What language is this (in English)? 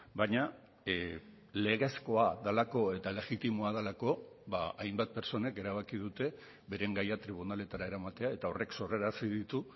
Basque